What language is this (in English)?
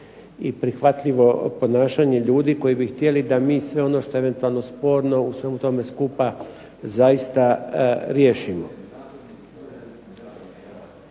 Croatian